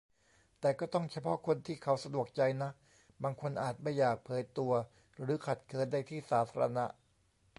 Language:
Thai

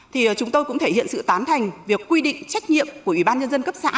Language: Vietnamese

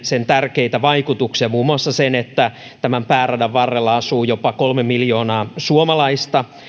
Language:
Finnish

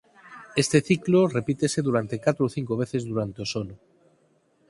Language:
Galician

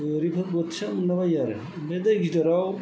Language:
Bodo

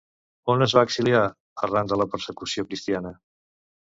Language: Catalan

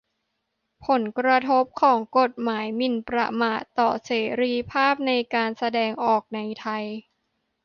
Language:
Thai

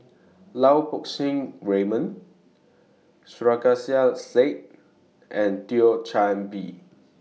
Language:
English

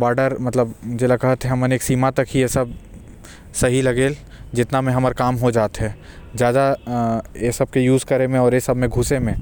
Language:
Korwa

